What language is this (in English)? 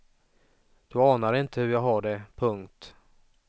Swedish